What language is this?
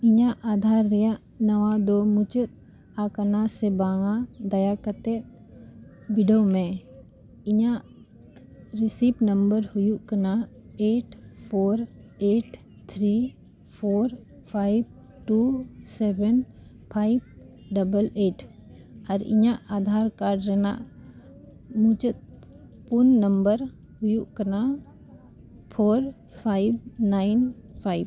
Santali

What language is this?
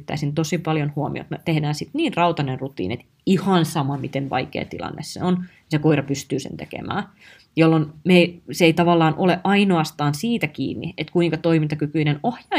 Finnish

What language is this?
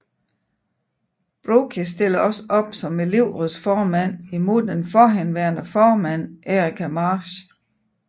Danish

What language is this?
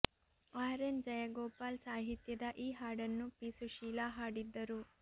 Kannada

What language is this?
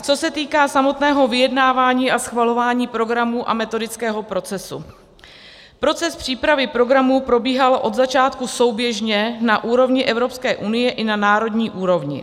Czech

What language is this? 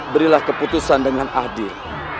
Indonesian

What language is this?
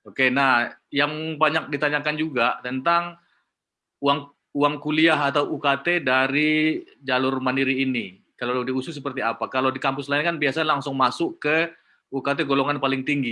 Indonesian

